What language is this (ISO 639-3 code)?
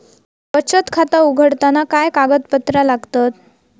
mar